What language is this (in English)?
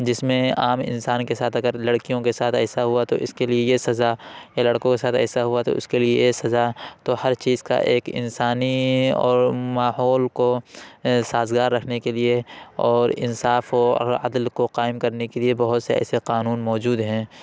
Urdu